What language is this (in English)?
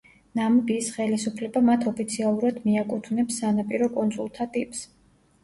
Georgian